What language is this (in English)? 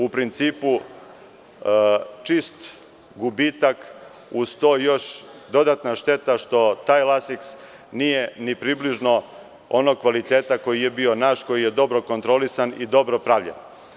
Serbian